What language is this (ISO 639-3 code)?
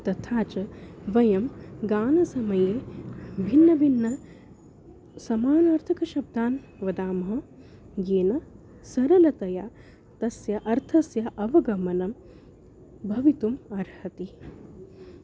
san